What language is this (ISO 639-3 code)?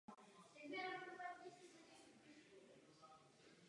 ces